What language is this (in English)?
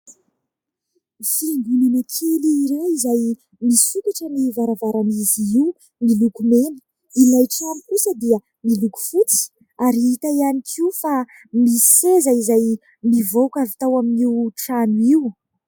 Malagasy